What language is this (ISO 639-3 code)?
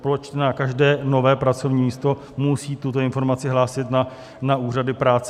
ces